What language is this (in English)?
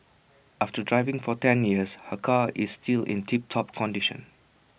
English